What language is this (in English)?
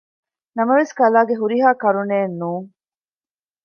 Divehi